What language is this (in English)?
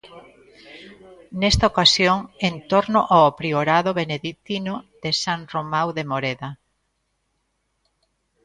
Galician